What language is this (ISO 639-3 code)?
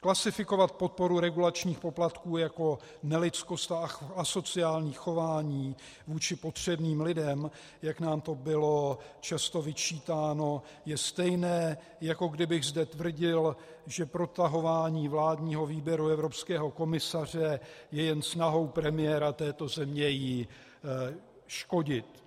ces